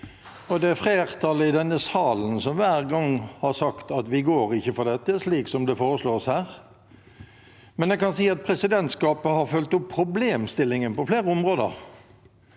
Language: Norwegian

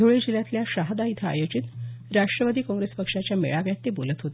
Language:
Marathi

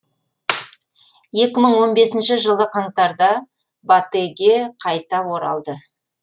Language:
Kazakh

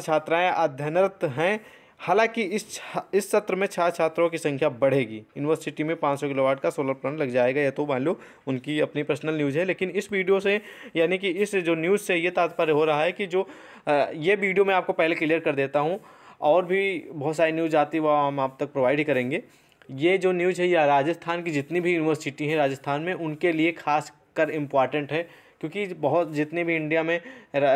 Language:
Hindi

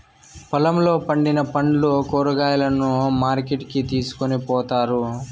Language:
Telugu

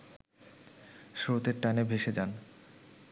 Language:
Bangla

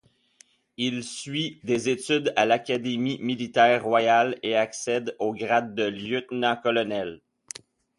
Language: French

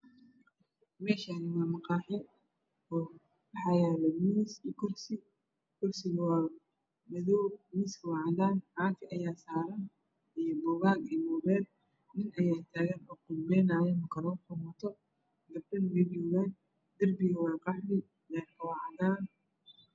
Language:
Somali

